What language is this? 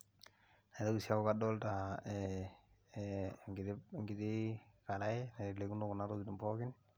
Masai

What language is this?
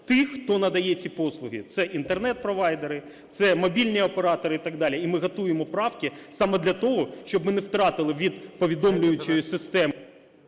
Ukrainian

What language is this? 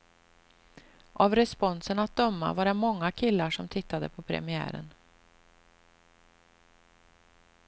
Swedish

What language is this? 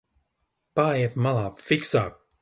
Latvian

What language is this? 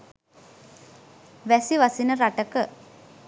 Sinhala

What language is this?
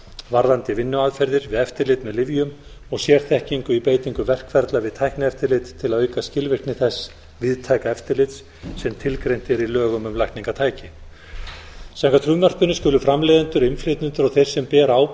Icelandic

